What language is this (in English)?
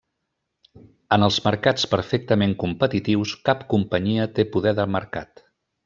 Catalan